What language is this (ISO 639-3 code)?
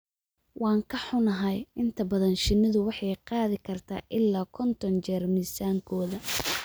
som